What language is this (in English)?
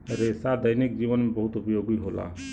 Bhojpuri